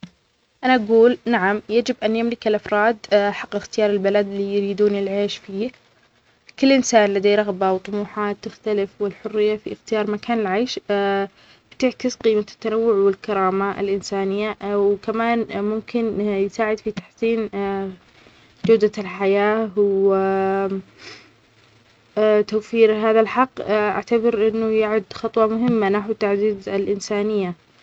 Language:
Omani Arabic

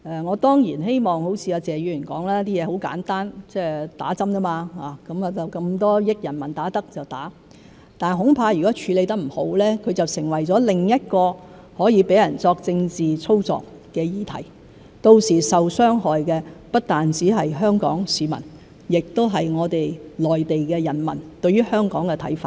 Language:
Cantonese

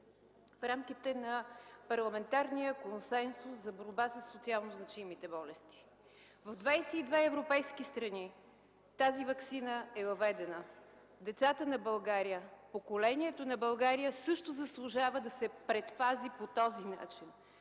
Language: Bulgarian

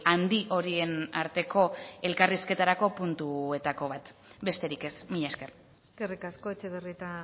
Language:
Basque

